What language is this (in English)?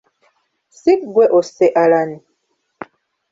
Ganda